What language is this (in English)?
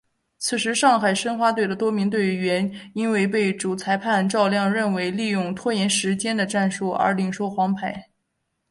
Chinese